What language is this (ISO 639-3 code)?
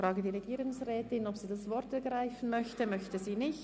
gsw